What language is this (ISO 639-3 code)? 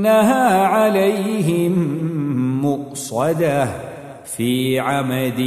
ara